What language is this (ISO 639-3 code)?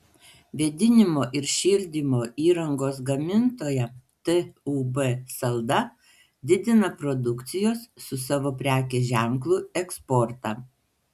lit